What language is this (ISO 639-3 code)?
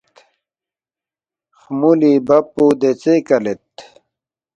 bft